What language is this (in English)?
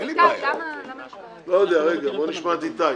Hebrew